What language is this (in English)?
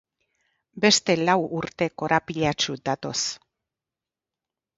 Basque